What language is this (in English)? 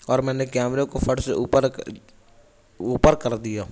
Urdu